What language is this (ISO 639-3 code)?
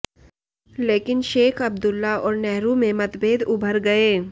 hin